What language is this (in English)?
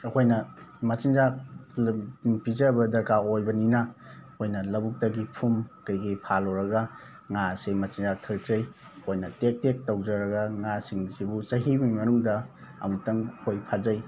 Manipuri